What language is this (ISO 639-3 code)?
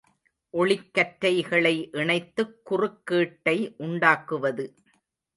tam